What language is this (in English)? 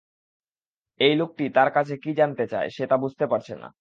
Bangla